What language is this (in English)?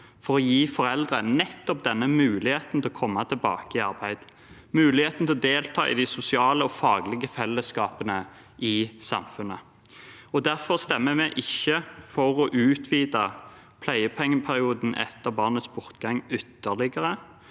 Norwegian